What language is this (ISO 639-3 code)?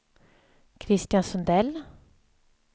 swe